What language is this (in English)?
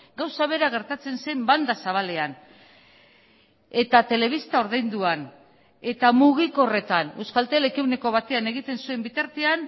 Basque